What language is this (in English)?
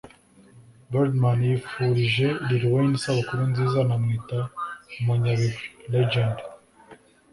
Kinyarwanda